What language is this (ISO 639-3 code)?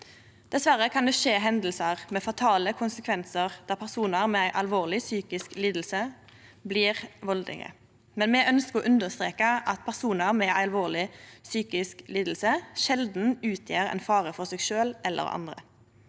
nor